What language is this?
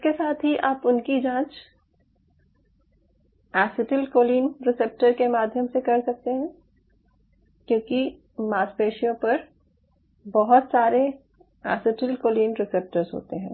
Hindi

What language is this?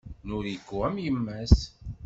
Kabyle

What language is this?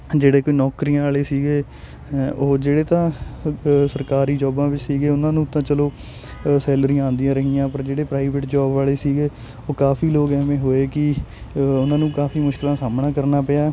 Punjabi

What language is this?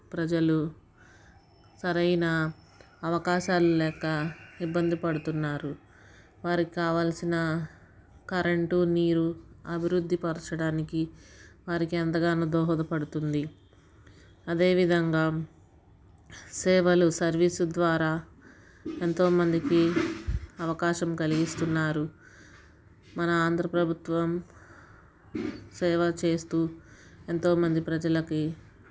Telugu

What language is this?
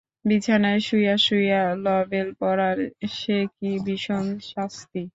Bangla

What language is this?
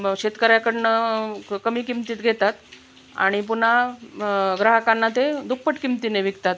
Marathi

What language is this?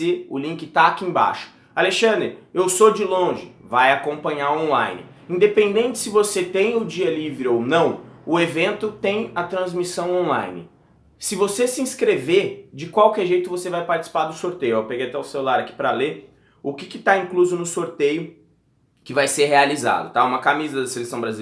Portuguese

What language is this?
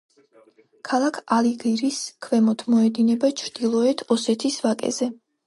Georgian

